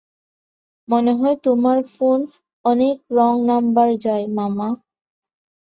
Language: Bangla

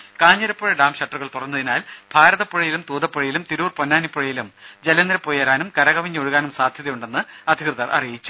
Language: Malayalam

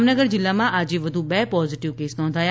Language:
Gujarati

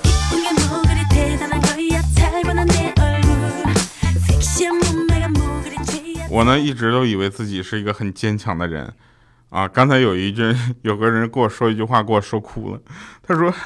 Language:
Chinese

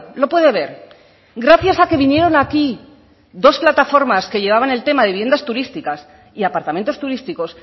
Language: Spanish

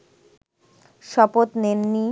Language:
Bangla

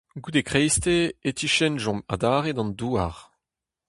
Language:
Breton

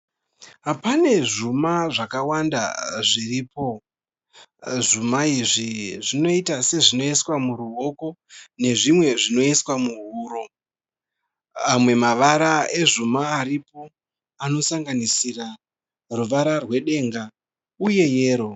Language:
Shona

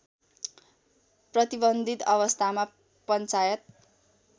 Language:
Nepali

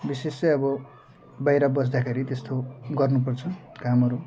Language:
Nepali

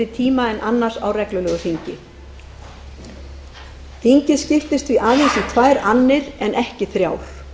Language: Icelandic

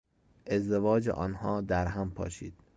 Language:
Persian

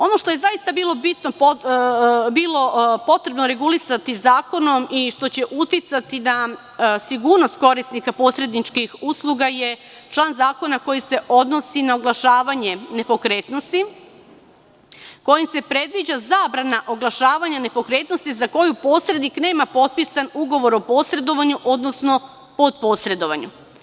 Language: Serbian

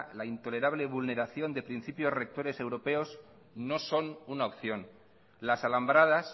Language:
Spanish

